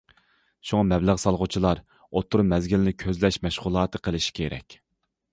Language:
Uyghur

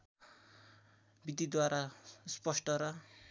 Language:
Nepali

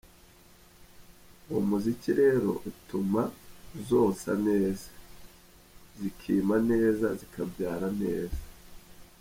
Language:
Kinyarwanda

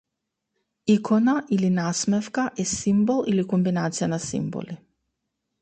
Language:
Macedonian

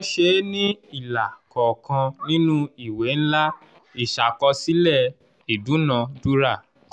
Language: Yoruba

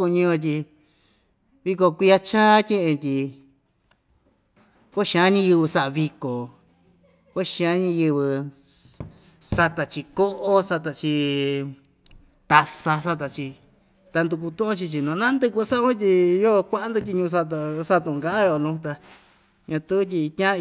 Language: Ixtayutla Mixtec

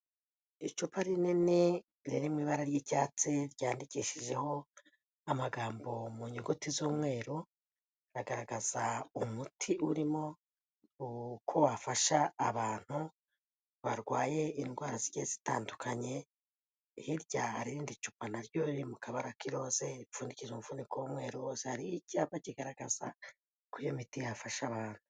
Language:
Kinyarwanda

